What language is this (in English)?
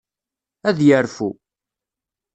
Kabyle